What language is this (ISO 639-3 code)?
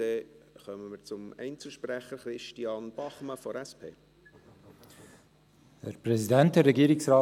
gsw